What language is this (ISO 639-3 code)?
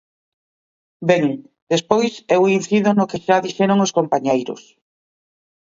glg